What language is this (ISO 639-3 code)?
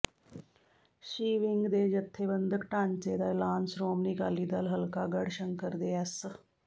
pan